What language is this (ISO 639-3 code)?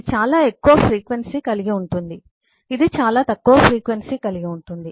tel